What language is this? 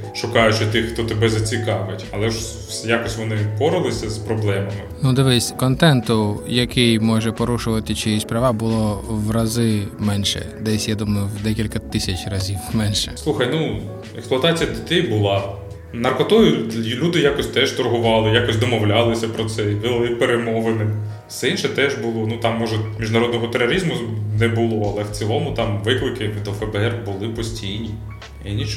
Ukrainian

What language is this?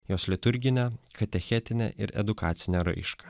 Lithuanian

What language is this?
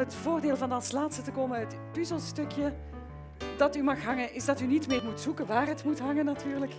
Dutch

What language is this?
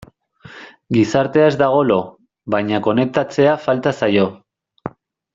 Basque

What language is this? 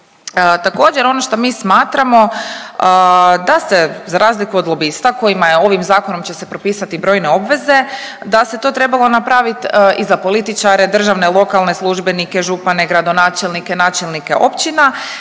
Croatian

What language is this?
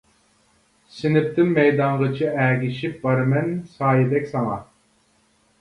Uyghur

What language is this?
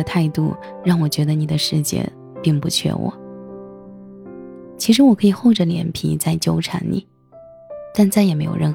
Chinese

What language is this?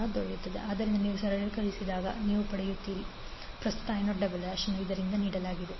Kannada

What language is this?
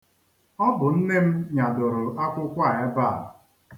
Igbo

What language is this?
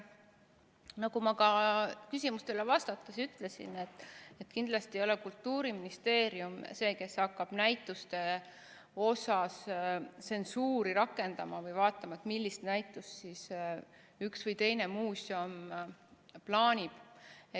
Estonian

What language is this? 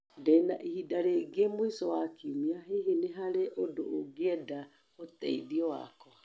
Kikuyu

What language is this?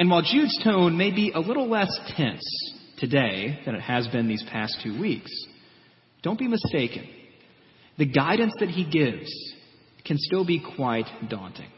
English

